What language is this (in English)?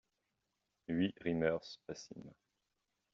French